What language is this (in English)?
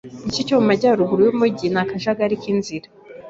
Kinyarwanda